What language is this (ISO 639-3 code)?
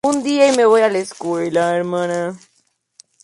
spa